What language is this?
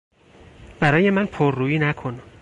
Persian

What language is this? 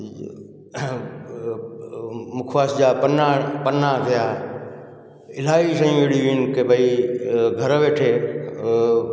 Sindhi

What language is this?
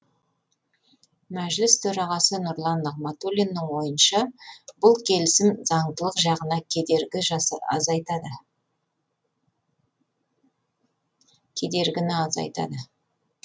Kazakh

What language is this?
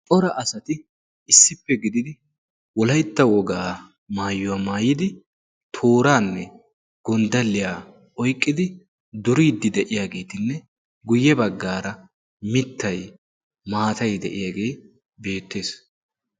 Wolaytta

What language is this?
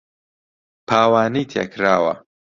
Central Kurdish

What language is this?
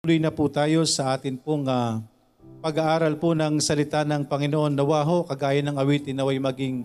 Filipino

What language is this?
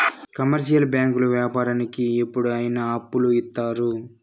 Telugu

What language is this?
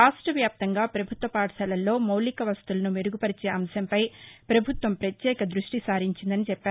Telugu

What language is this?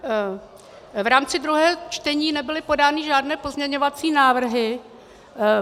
Czech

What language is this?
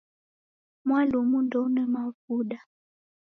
Taita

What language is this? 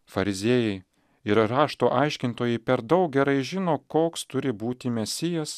Lithuanian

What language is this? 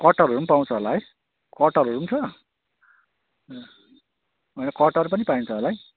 Nepali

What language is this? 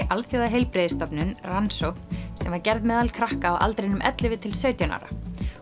Icelandic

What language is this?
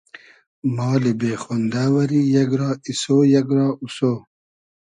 Hazaragi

